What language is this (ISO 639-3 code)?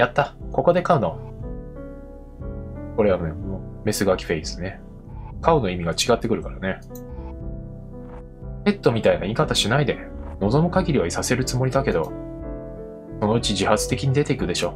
jpn